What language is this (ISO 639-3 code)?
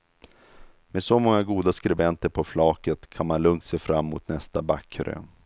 swe